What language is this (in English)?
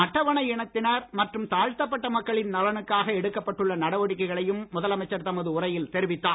Tamil